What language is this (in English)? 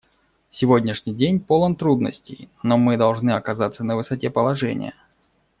Russian